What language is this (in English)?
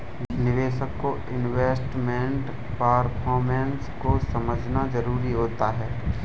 Hindi